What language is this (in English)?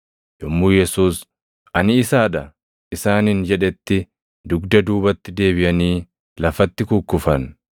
Oromo